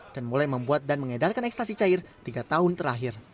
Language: Indonesian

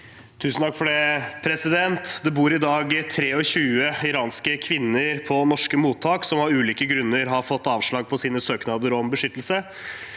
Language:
Norwegian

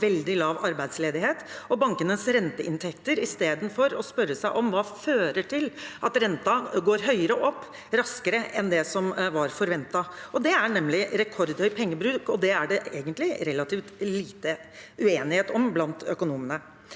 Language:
Norwegian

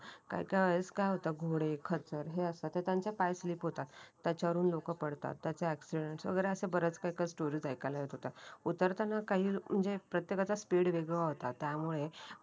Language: Marathi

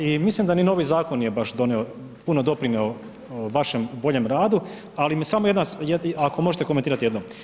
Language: Croatian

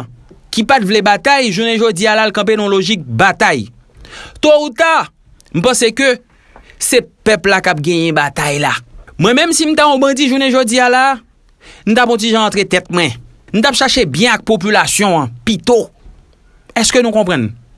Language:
French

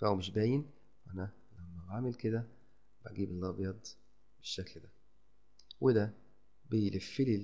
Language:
Arabic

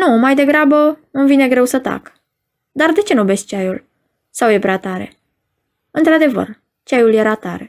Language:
Romanian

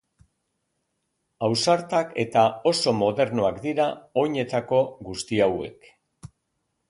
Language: Basque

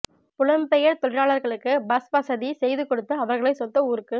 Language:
Tamil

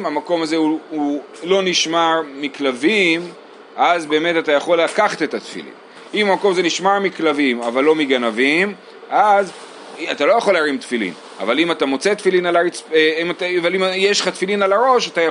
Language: Hebrew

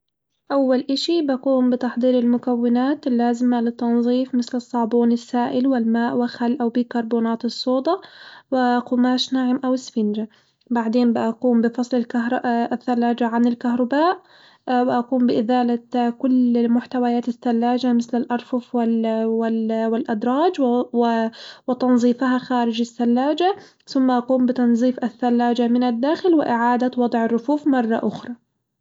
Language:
Hijazi Arabic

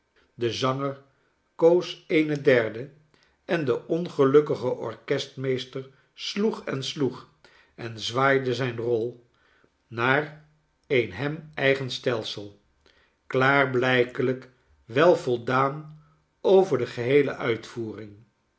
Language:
Dutch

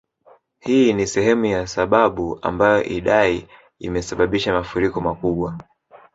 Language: Swahili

